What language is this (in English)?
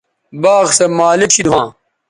Bateri